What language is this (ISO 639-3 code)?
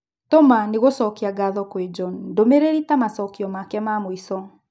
kik